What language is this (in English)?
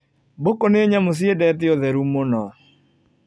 Kikuyu